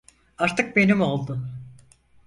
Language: Turkish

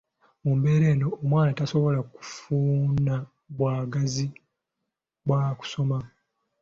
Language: Ganda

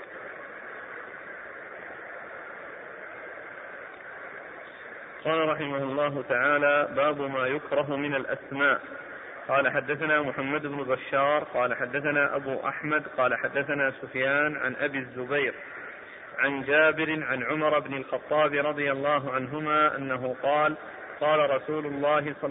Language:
Arabic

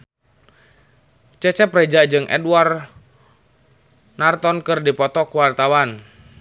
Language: Sundanese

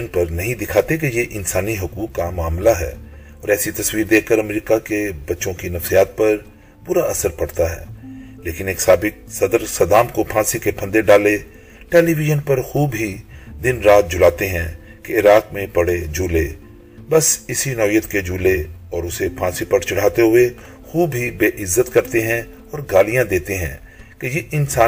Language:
Urdu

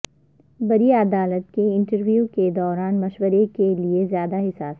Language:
Urdu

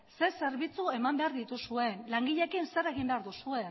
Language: Basque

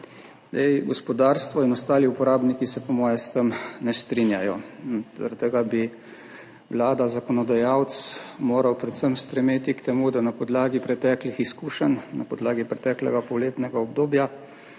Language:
Slovenian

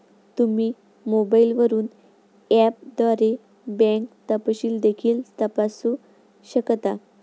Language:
Marathi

